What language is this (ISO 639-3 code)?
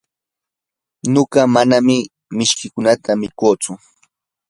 qur